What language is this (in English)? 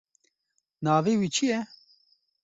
Kurdish